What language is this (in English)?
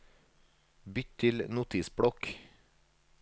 Norwegian